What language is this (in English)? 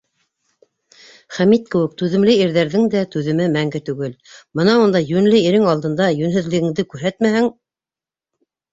Bashkir